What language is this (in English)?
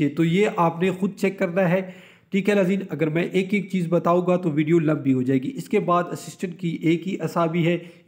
Hindi